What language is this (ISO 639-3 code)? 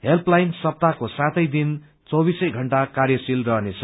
nep